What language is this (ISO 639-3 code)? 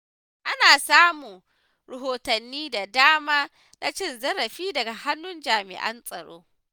hau